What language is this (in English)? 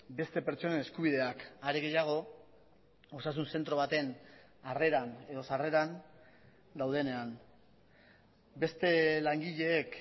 Basque